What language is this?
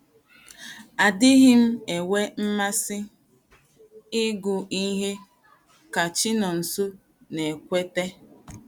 Igbo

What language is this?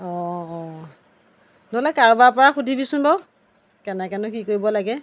Assamese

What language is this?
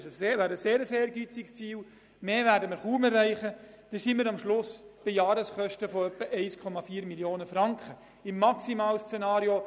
Swiss German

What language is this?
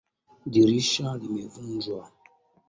Swahili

